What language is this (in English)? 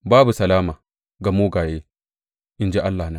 Hausa